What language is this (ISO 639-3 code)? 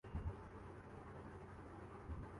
urd